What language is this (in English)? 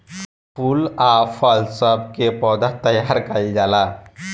Bhojpuri